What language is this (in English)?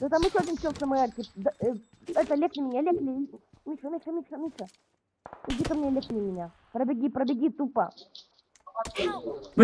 Russian